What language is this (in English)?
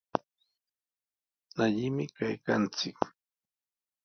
Sihuas Ancash Quechua